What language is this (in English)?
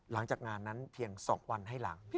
Thai